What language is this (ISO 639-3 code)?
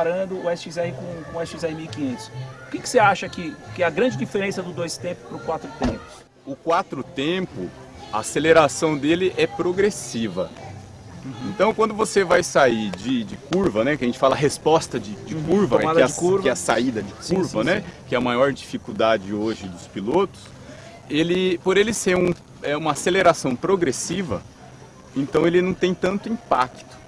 por